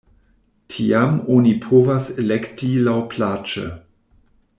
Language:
Esperanto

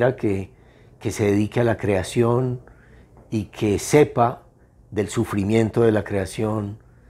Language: Spanish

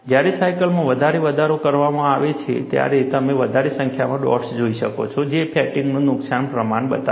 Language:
Gujarati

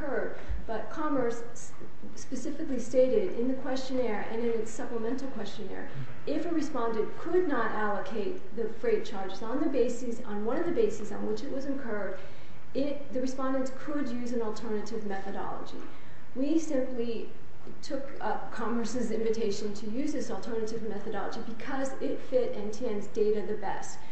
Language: English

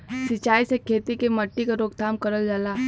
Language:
Bhojpuri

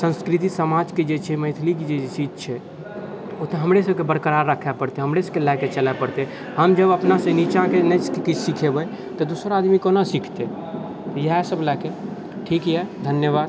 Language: Maithili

